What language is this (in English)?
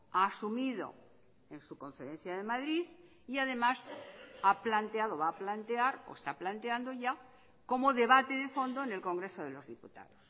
Spanish